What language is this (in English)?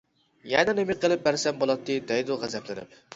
Uyghur